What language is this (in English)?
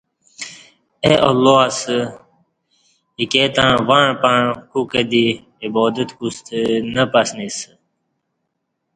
Kati